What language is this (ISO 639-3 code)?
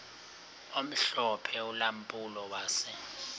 xho